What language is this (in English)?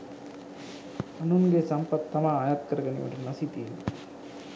Sinhala